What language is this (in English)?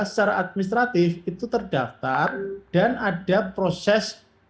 Indonesian